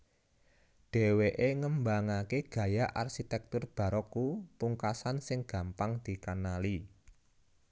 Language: Javanese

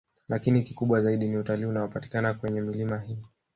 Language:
Swahili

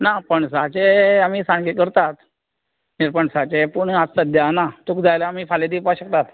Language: Konkani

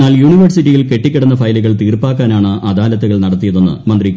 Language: Malayalam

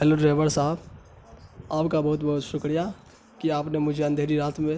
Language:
Urdu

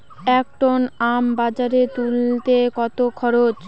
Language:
Bangla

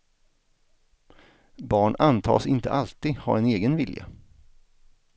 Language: Swedish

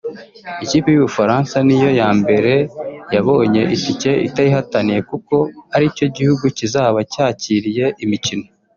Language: Kinyarwanda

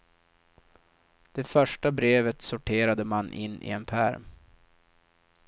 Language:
Swedish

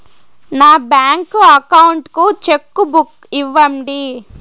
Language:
Telugu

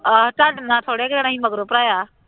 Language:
Punjabi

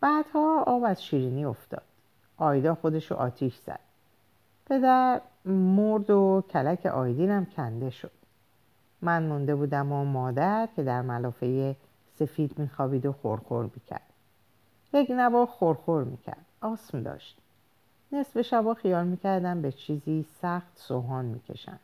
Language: Persian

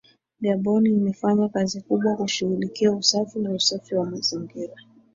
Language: Swahili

